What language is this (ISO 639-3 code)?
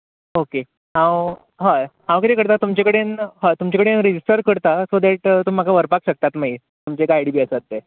kok